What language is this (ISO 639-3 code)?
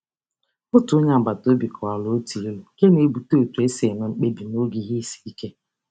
ibo